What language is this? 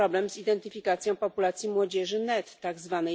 Polish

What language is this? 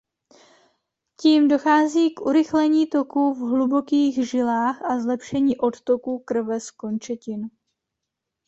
Czech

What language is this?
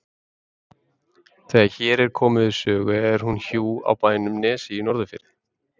Icelandic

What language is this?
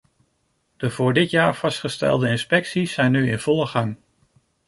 Dutch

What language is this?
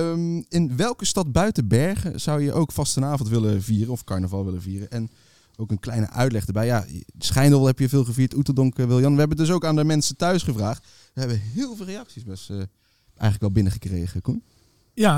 Dutch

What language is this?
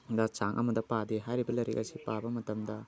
Manipuri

